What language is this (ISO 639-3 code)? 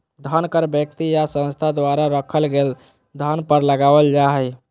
mag